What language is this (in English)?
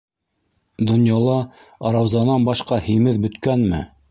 Bashkir